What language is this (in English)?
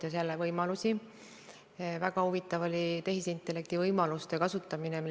Estonian